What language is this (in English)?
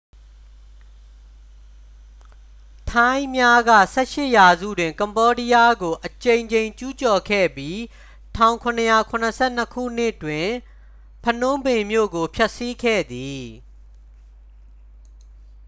Burmese